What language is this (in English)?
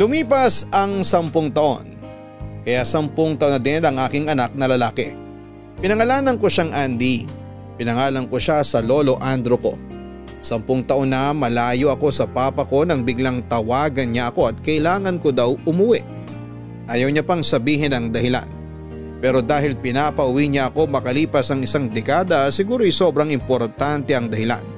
Filipino